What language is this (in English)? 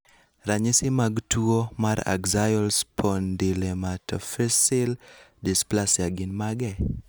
Luo (Kenya and Tanzania)